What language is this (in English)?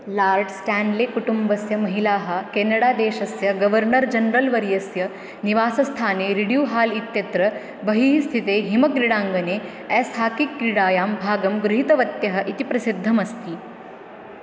Sanskrit